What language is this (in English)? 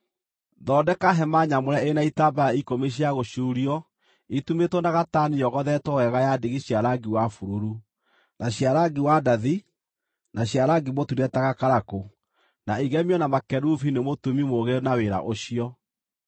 Kikuyu